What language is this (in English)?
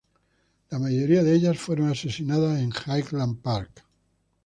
Spanish